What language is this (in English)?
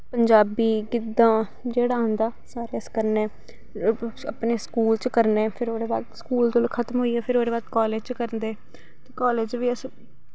Dogri